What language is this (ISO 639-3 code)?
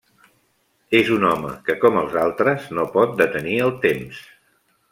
cat